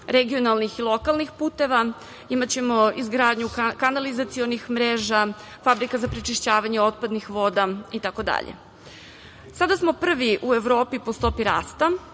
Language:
Serbian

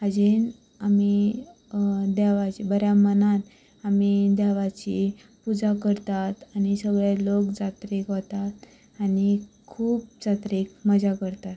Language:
Konkani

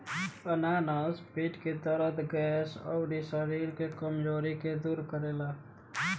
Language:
Bhojpuri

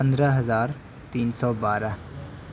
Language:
Urdu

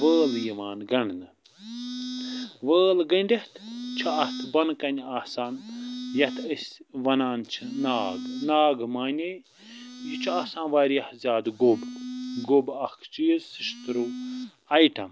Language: Kashmiri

